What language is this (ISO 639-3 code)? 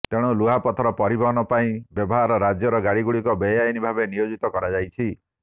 ori